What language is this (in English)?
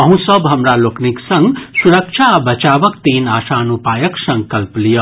Maithili